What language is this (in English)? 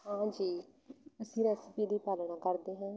Punjabi